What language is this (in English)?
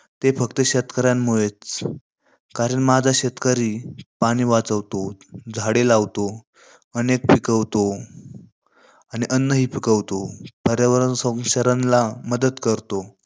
Marathi